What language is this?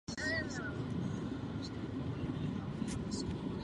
Czech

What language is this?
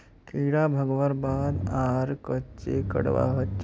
Magahi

